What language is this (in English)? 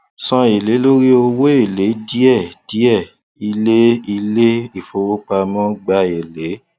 Yoruba